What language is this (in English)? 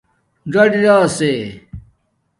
Domaaki